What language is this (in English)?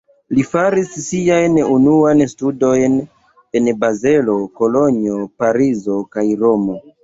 Esperanto